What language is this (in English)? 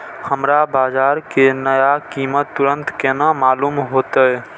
Maithili